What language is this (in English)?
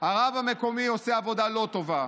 Hebrew